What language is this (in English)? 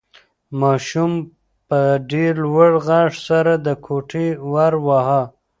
Pashto